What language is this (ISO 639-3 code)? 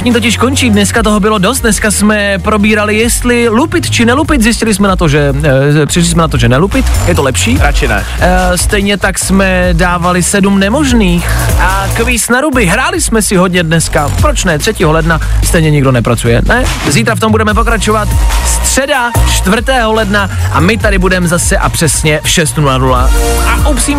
ces